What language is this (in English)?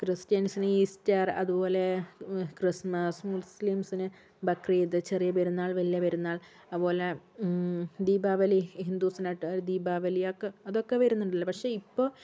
Malayalam